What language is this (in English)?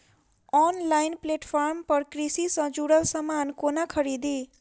Maithili